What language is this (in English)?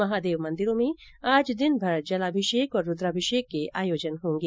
Hindi